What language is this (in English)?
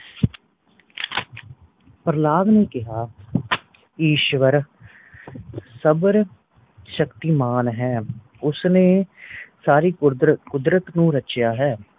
Punjabi